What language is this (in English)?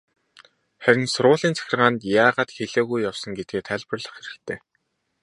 Mongolian